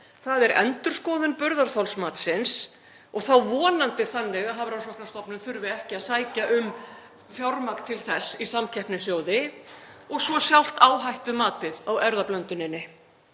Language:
Icelandic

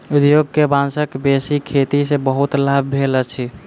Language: Maithili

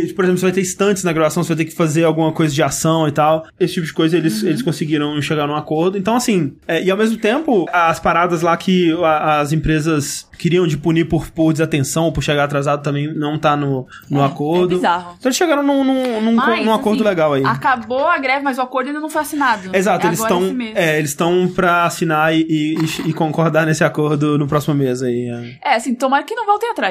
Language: Portuguese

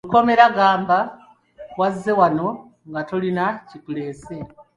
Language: Ganda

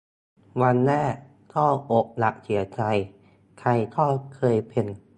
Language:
Thai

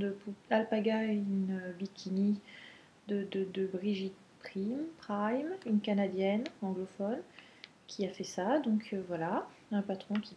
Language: French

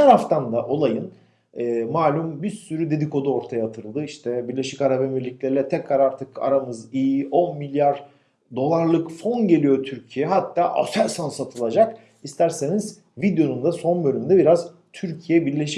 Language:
Turkish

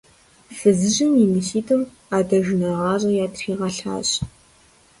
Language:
Kabardian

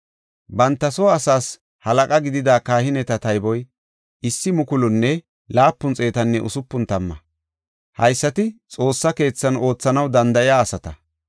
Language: Gofa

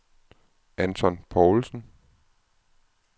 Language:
Danish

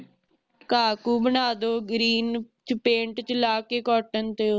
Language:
Punjabi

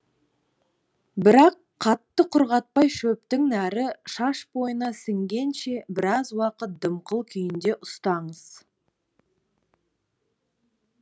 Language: Kazakh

